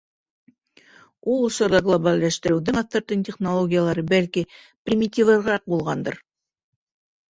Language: Bashkir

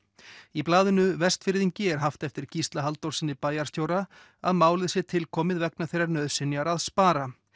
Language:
Icelandic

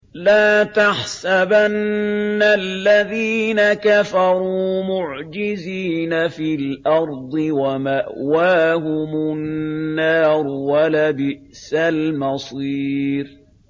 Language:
Arabic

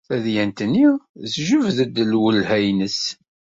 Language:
Kabyle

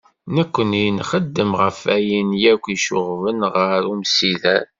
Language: Kabyle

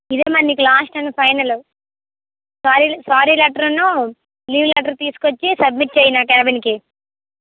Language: Telugu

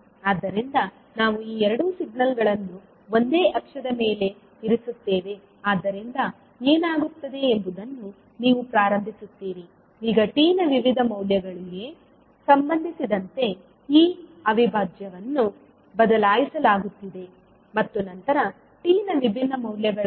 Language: Kannada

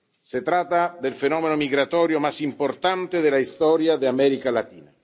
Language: Spanish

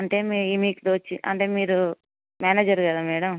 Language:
Telugu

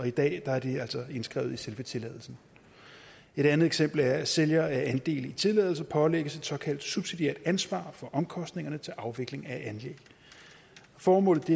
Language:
Danish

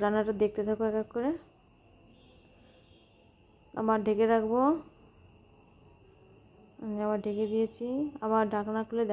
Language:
Hindi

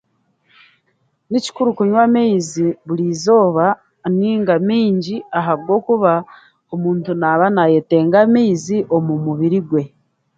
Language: Chiga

